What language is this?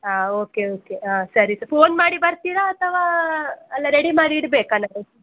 Kannada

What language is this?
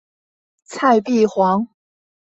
Chinese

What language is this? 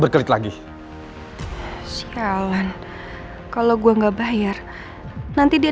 Indonesian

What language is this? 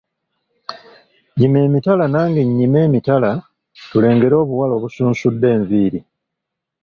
Ganda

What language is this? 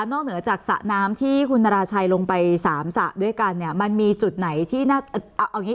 Thai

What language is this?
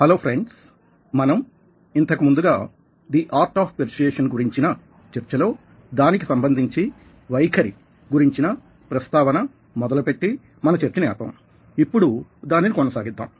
Telugu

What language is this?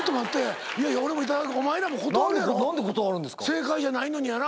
Japanese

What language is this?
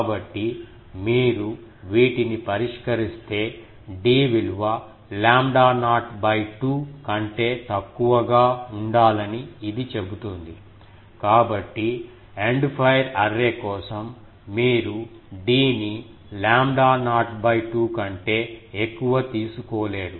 Telugu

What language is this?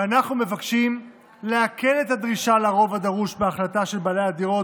Hebrew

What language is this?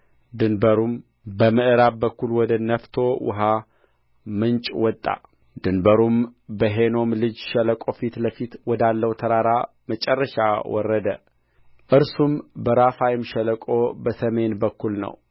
Amharic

